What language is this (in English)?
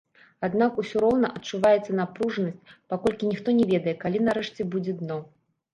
Belarusian